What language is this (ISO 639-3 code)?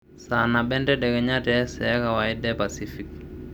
mas